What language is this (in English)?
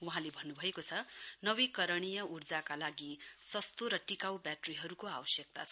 Nepali